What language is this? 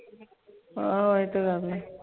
Punjabi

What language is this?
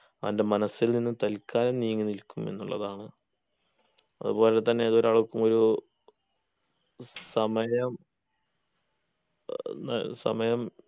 Malayalam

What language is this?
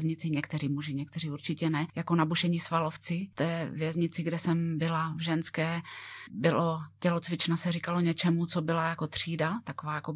Czech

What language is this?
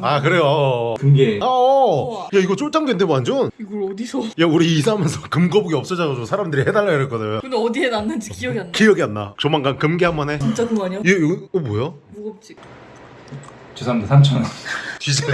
Korean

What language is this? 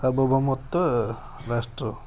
Odia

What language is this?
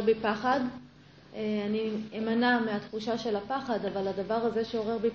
Hebrew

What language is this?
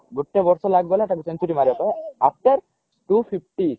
Odia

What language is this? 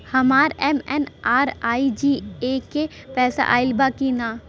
Bhojpuri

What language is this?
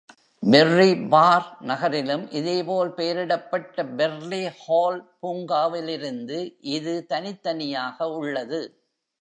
Tamil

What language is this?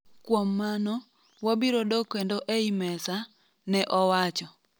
Luo (Kenya and Tanzania)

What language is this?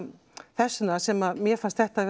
Icelandic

